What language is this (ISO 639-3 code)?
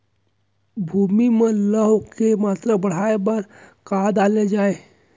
hne